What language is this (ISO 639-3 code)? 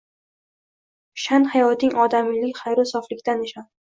uzb